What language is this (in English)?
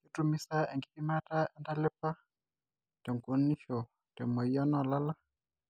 Masai